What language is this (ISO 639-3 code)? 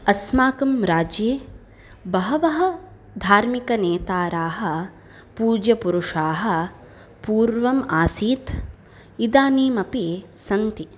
san